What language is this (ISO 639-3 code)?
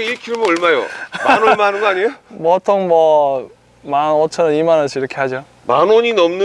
kor